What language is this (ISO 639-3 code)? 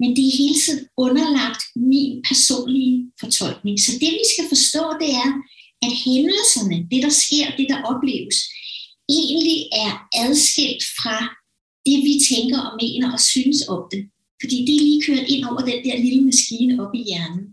dan